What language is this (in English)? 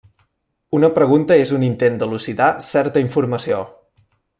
Catalan